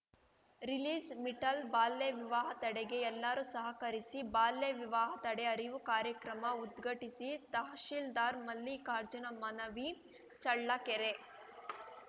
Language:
Kannada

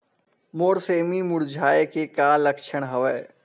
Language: Chhattisgarhi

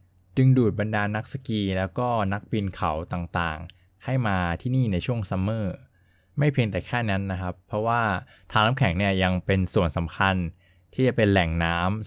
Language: Thai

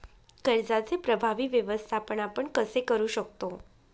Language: Marathi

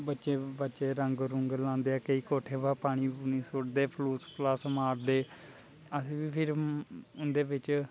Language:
Dogri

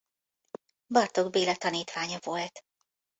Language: Hungarian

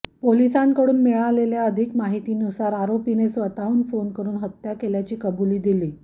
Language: Marathi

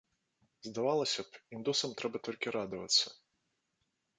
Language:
Belarusian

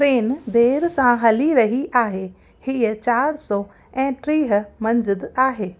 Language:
Sindhi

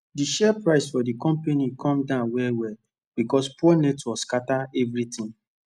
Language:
Nigerian Pidgin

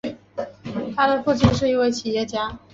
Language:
Chinese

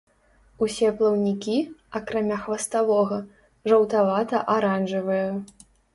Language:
Belarusian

